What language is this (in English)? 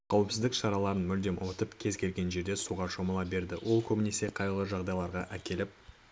Kazakh